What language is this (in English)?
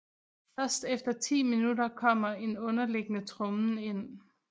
Danish